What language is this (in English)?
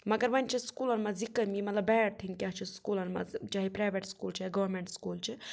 Kashmiri